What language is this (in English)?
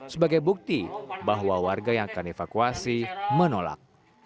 Indonesian